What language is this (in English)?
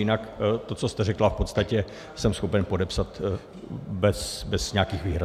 Czech